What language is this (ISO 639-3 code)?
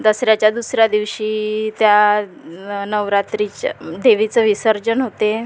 mar